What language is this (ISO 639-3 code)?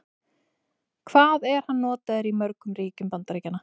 isl